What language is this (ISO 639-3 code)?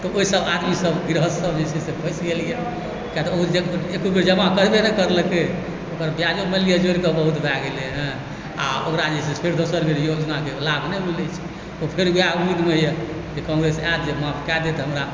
mai